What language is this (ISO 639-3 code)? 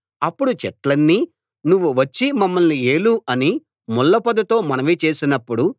tel